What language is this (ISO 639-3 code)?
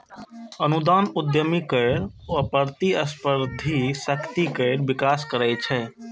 mai